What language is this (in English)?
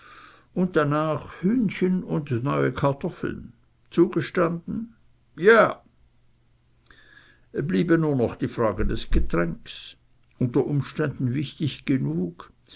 German